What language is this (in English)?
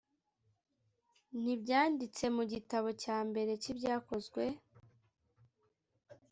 Kinyarwanda